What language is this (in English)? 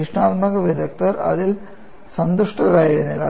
Malayalam